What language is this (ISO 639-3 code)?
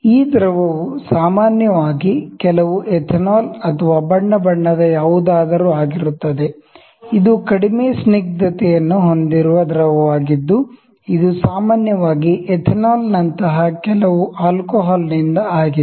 kan